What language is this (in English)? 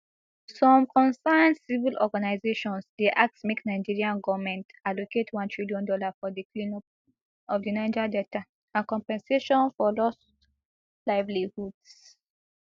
Nigerian Pidgin